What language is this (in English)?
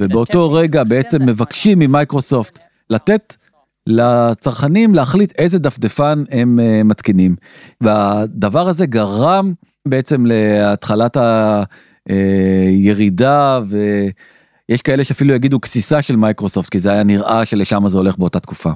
Hebrew